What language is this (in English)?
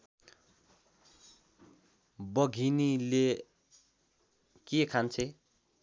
Nepali